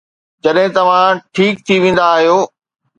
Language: Sindhi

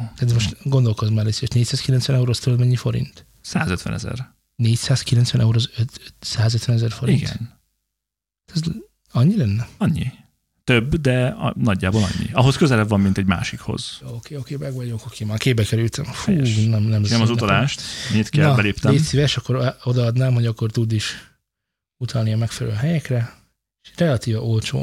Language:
Hungarian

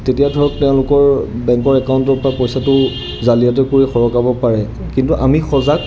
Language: Assamese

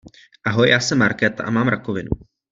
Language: Czech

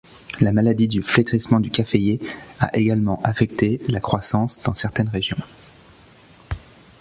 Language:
French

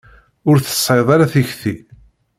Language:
Kabyle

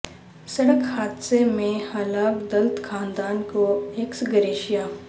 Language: Urdu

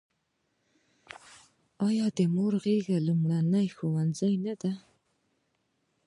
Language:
Pashto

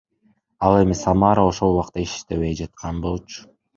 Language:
Kyrgyz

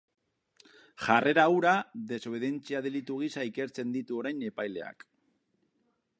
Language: Basque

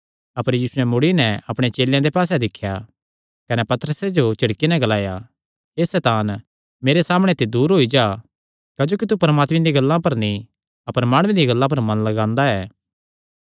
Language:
Kangri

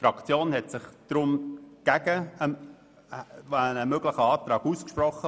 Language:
Swiss German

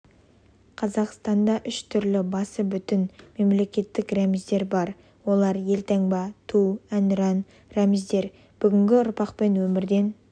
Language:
Kazakh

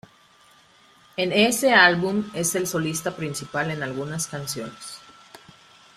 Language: Spanish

